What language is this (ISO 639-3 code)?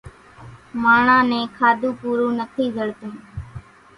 gjk